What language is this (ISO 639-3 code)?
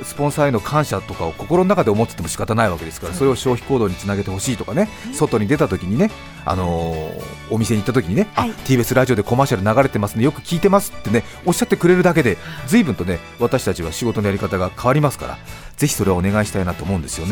jpn